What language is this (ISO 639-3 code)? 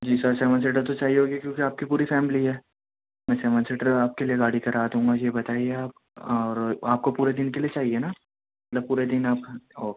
urd